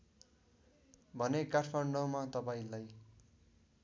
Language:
Nepali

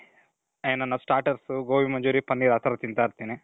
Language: Kannada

